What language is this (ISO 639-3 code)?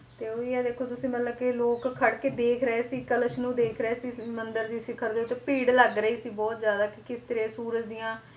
pan